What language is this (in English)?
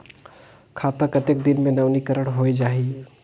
Chhattisgarhi